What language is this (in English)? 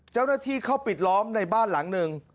Thai